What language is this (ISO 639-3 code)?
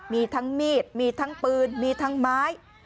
tha